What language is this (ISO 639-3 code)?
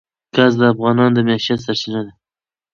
pus